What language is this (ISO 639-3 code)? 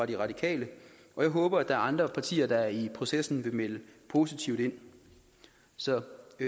dan